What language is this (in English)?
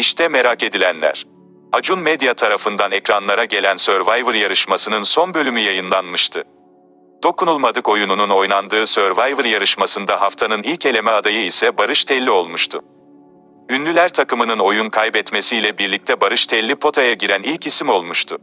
Turkish